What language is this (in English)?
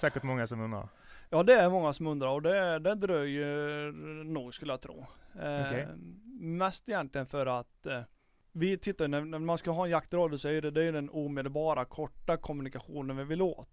Swedish